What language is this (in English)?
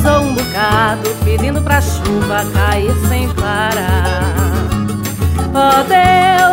Portuguese